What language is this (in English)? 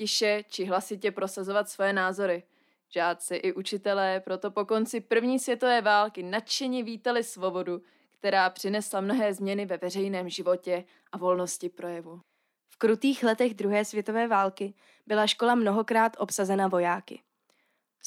Czech